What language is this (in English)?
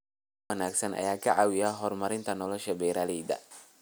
Somali